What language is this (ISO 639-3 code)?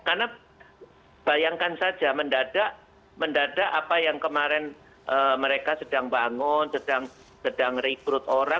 ind